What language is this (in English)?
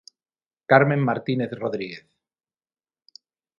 Galician